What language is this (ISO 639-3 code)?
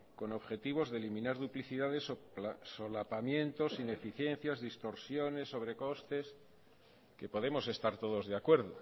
spa